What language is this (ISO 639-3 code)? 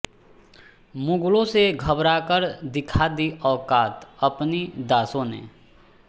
hin